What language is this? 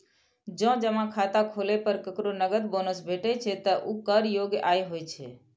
Maithili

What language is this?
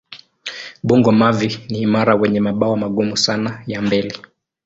Swahili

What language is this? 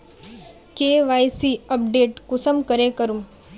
Magahi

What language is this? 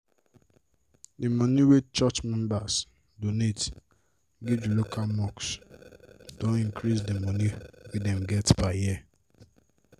Nigerian Pidgin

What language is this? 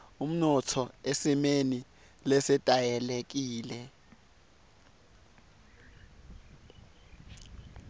Swati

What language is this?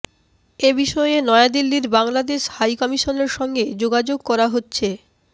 Bangla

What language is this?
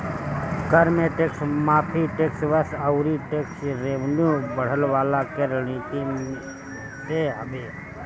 Bhojpuri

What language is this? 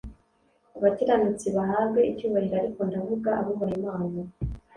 Kinyarwanda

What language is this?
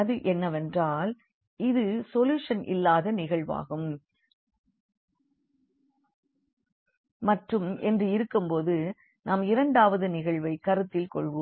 Tamil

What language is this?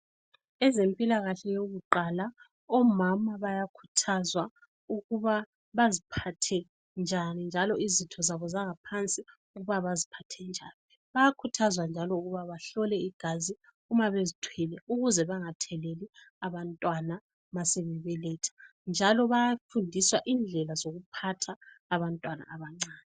North Ndebele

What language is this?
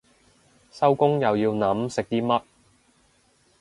Cantonese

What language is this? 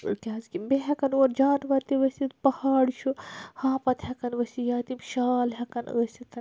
Kashmiri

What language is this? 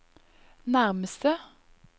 Norwegian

